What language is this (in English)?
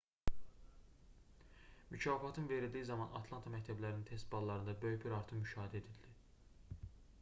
Azerbaijani